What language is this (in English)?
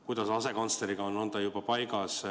Estonian